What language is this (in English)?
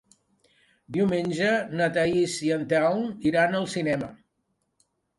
Catalan